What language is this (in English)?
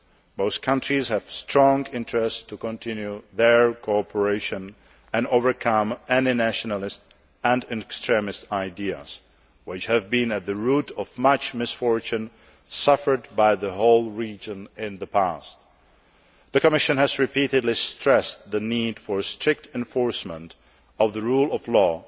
English